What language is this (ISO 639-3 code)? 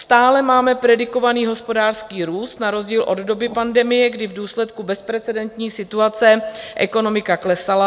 ces